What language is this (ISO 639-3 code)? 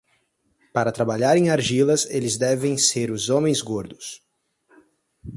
por